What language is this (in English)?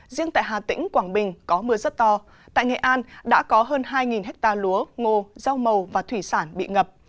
Vietnamese